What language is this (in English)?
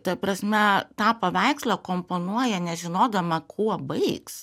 Lithuanian